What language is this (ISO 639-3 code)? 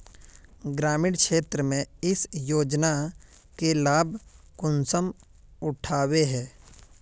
mag